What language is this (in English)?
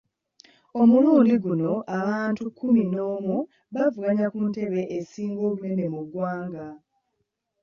Ganda